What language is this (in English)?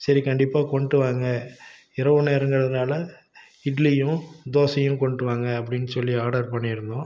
Tamil